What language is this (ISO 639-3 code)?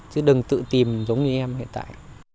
vie